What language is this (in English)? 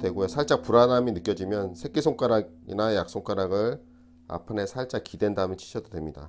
Korean